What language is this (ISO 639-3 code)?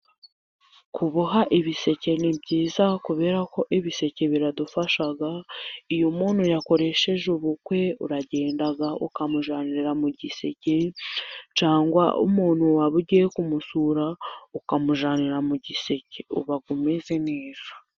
kin